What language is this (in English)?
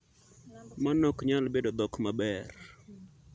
Luo (Kenya and Tanzania)